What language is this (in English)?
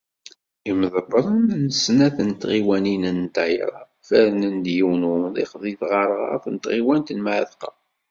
Kabyle